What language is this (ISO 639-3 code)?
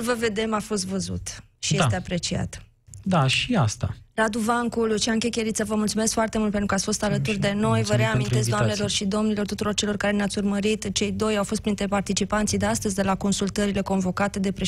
ron